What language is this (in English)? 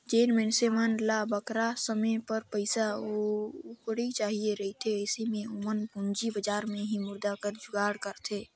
Chhattisgarhi